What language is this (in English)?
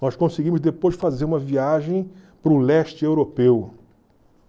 Portuguese